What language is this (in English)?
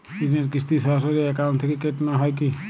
Bangla